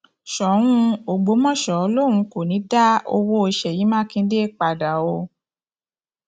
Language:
Yoruba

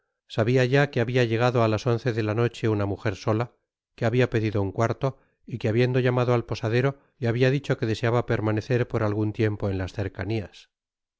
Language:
Spanish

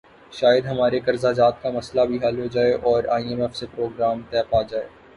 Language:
Urdu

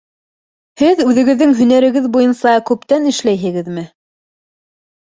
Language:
Bashkir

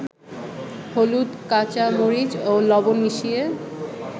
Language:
Bangla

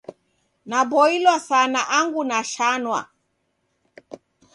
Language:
Taita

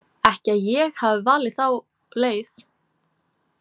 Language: Icelandic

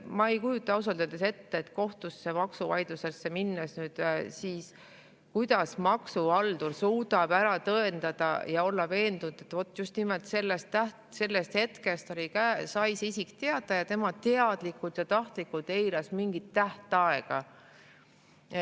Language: Estonian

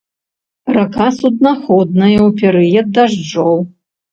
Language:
Belarusian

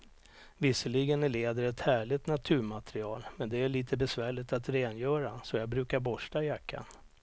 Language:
Swedish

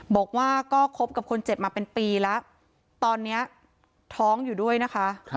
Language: Thai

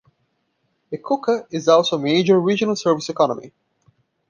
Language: English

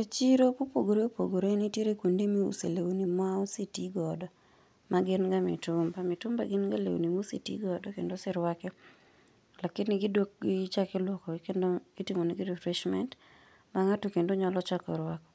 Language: Luo (Kenya and Tanzania)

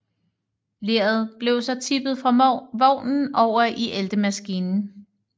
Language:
Danish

